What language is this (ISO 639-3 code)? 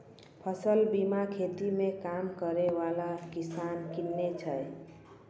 mai